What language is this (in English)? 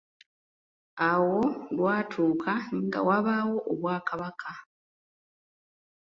Ganda